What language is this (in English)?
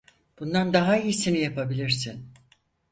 Turkish